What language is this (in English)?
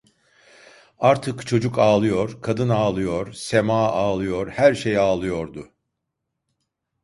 Turkish